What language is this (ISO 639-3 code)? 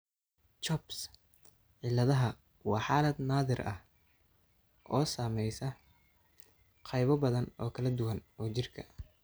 som